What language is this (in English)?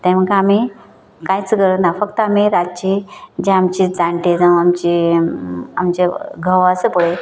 Konkani